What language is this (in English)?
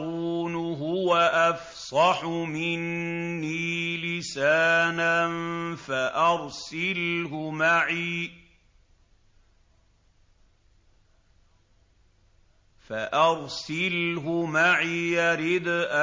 Arabic